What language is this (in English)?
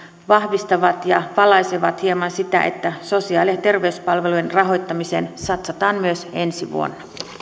Finnish